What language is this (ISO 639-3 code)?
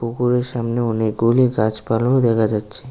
ben